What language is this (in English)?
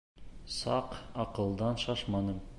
Bashkir